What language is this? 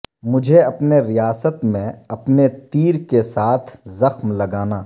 Urdu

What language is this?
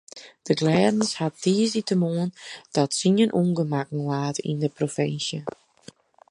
Western Frisian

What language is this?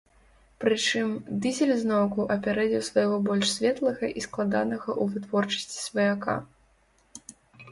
Belarusian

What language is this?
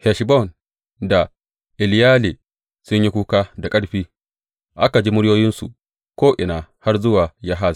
Hausa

